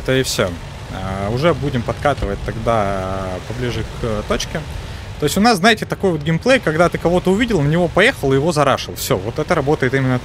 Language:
Russian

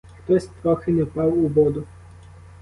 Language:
Ukrainian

